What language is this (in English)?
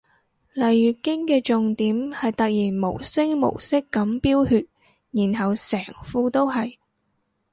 Cantonese